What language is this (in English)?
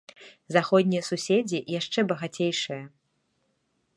Belarusian